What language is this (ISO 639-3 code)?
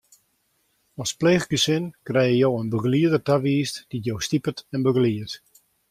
fry